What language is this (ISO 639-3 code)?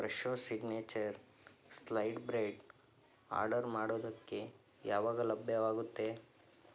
kan